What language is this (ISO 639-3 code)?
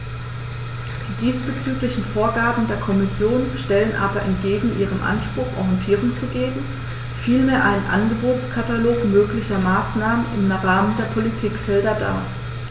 deu